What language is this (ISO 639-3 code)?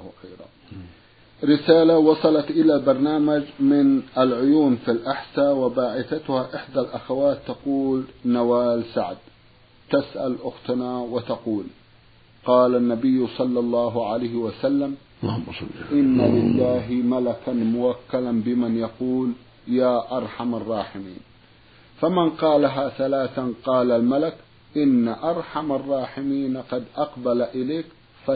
ara